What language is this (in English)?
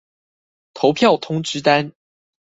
Chinese